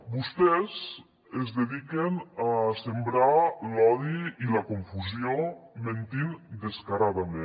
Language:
Catalan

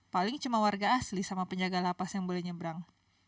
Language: Indonesian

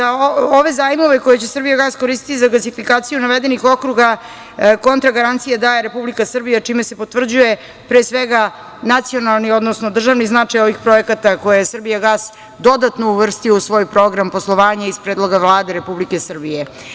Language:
Serbian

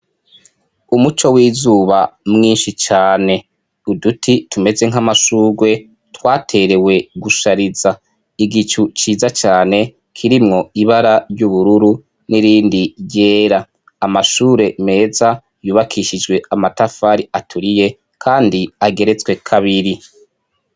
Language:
Rundi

